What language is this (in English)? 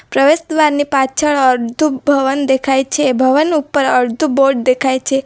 Gujarati